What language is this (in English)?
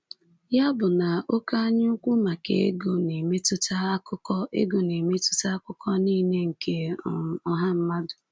Igbo